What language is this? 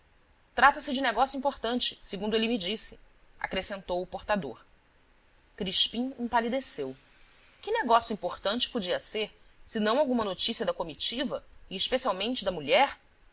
Portuguese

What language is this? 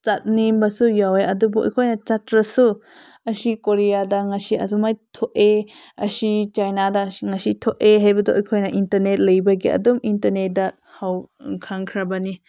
Manipuri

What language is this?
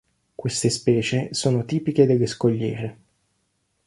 Italian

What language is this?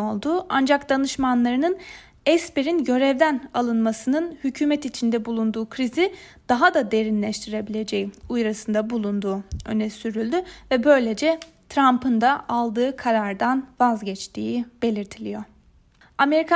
Turkish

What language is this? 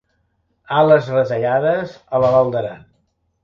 Catalan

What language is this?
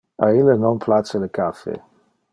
Interlingua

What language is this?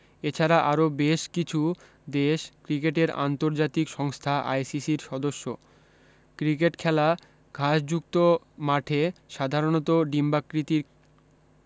Bangla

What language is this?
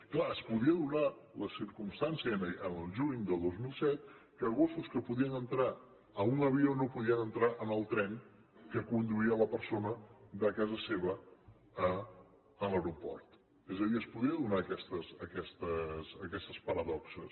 Catalan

